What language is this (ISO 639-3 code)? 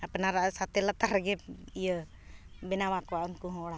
sat